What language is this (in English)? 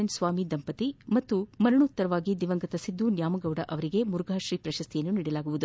Kannada